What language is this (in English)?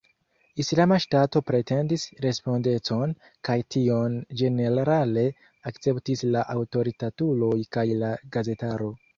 Esperanto